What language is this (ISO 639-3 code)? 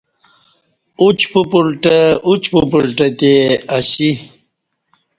bsh